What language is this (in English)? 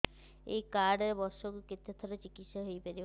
Odia